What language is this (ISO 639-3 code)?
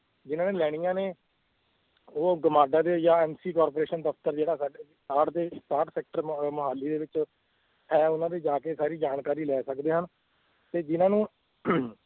pan